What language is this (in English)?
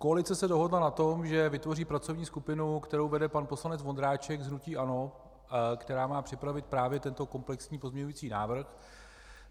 Czech